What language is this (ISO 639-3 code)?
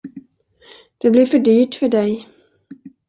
swe